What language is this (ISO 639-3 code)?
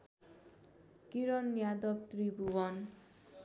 nep